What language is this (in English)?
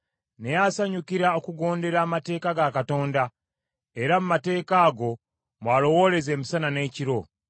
Ganda